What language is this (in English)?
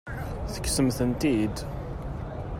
Kabyle